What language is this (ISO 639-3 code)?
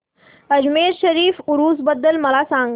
mar